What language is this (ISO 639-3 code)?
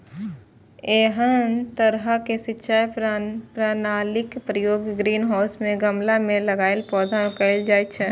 mai